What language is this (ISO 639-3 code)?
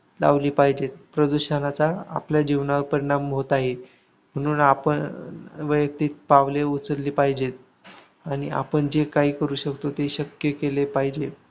mar